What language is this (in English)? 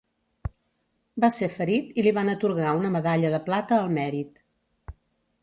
Catalan